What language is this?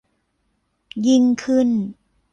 Thai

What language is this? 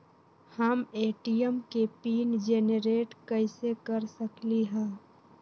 Magahi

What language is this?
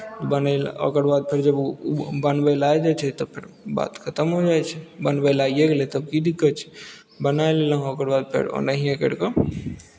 Maithili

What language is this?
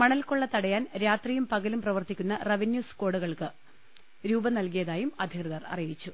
Malayalam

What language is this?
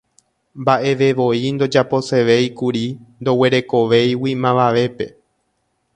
Guarani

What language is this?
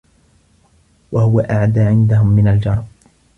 Arabic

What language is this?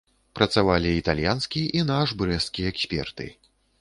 Belarusian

